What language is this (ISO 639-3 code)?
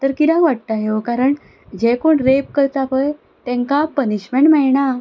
kok